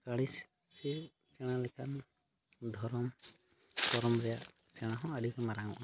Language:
Santali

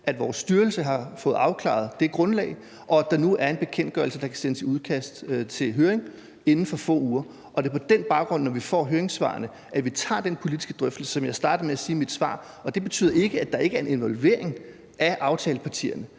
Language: Danish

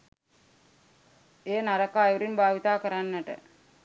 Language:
Sinhala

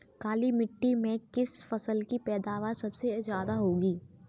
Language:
Hindi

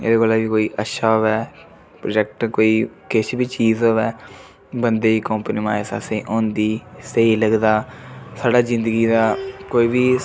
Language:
Dogri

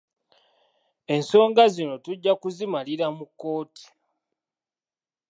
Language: Ganda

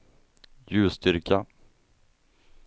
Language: Swedish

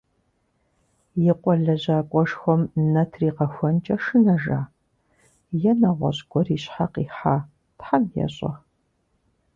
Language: Kabardian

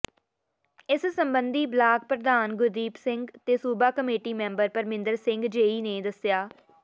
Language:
Punjabi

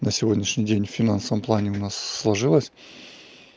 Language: Russian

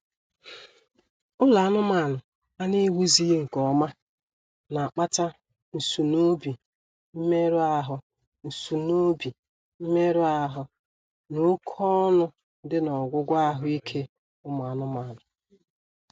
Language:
Igbo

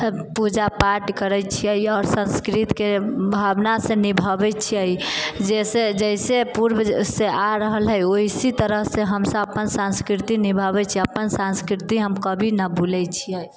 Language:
Maithili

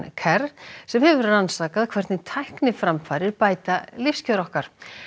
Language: Icelandic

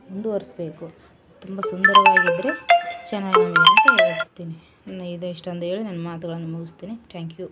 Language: Kannada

